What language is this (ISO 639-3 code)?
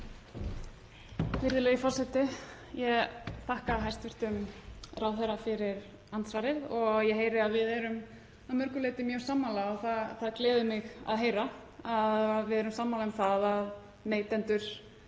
isl